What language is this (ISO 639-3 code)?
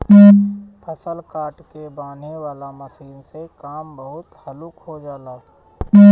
bho